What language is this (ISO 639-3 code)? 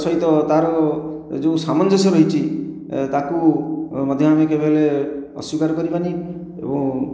ori